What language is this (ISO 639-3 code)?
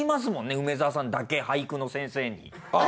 jpn